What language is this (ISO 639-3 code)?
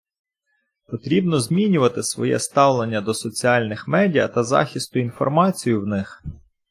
ukr